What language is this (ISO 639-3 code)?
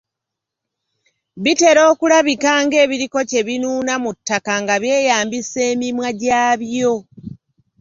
lug